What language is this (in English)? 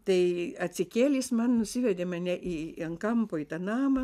Lithuanian